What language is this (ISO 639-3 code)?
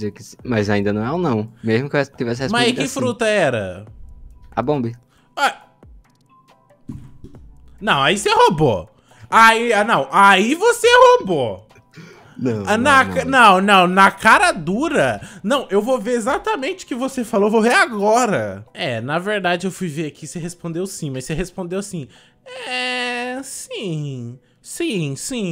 por